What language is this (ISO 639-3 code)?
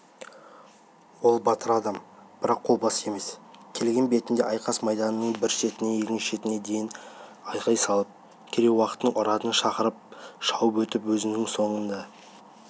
kaz